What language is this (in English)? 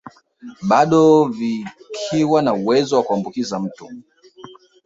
Swahili